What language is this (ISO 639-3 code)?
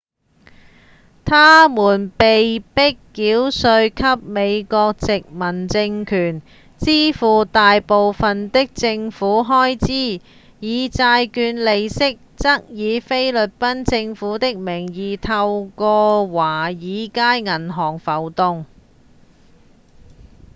yue